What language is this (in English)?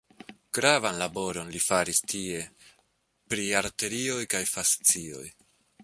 Esperanto